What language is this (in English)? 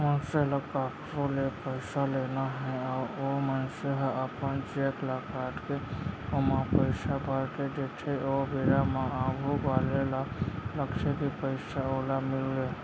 Chhattisgarhi